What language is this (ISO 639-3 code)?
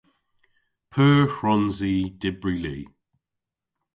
cor